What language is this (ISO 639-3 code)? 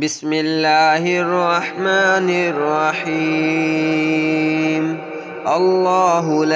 ara